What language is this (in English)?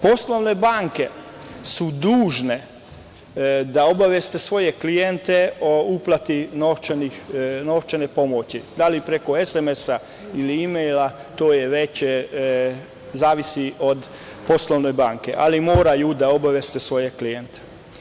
Serbian